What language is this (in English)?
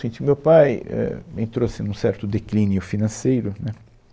Portuguese